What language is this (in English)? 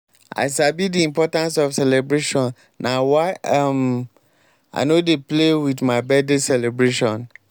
Nigerian Pidgin